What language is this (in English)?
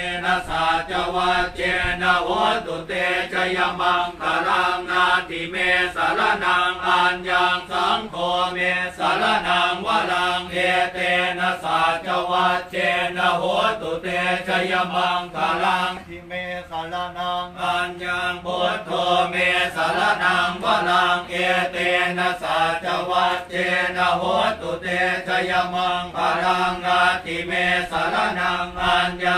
Thai